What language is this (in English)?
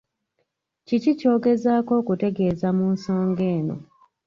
Ganda